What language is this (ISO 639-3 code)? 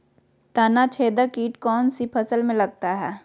mag